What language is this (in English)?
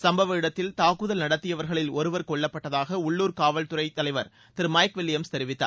Tamil